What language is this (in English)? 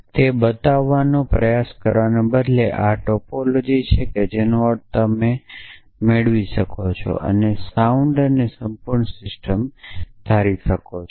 Gujarati